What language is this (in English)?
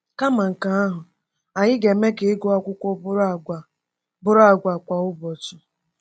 Igbo